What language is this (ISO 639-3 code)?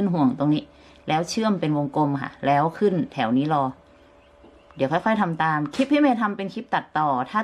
tha